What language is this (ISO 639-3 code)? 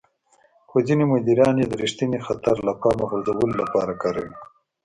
pus